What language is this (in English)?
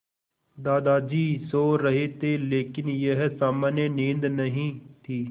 Hindi